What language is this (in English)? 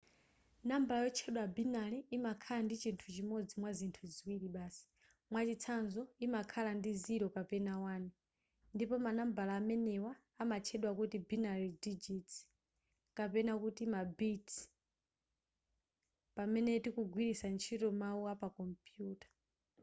Nyanja